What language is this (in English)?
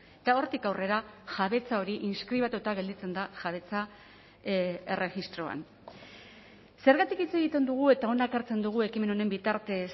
Basque